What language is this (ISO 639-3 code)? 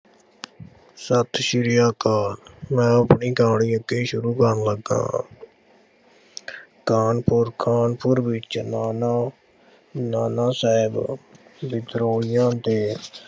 pan